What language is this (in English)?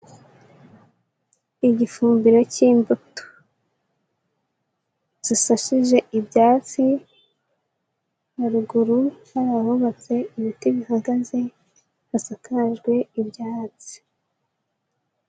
Kinyarwanda